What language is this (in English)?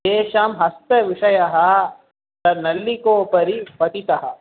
Sanskrit